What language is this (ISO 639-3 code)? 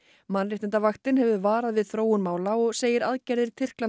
isl